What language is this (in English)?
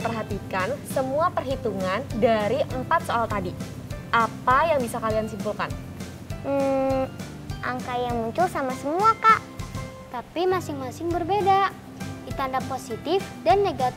Indonesian